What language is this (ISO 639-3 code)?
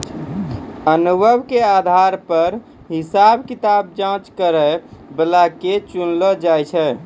mai